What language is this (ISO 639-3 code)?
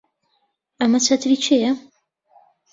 ckb